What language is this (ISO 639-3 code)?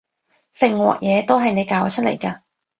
yue